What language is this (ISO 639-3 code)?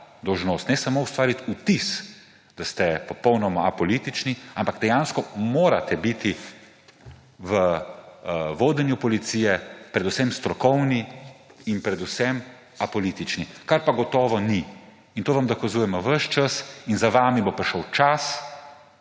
slv